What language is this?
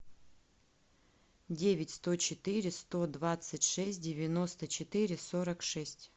Russian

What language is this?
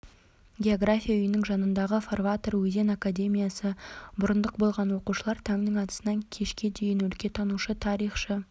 Kazakh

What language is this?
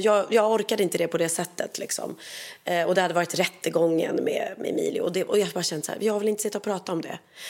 Swedish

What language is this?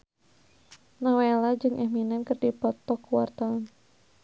Sundanese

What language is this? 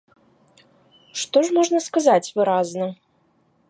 Belarusian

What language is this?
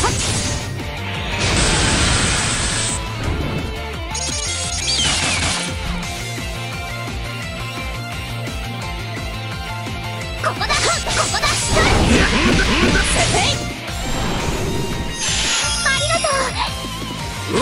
Japanese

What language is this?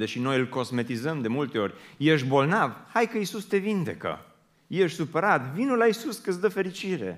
Romanian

